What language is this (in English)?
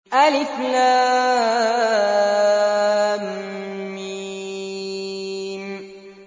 Arabic